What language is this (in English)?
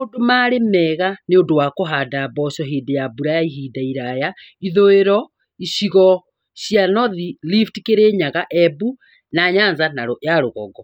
Kikuyu